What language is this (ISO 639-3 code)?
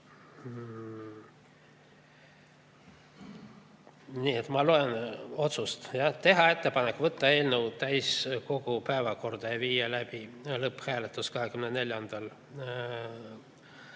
est